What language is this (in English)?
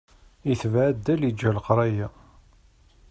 Kabyle